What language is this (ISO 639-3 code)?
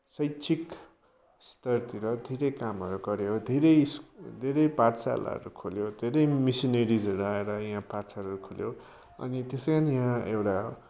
nep